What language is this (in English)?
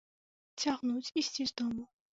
Belarusian